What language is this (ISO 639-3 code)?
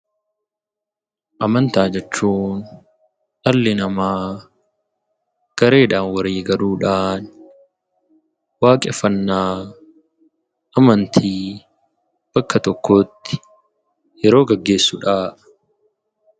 orm